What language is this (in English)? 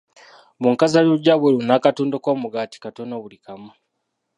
Ganda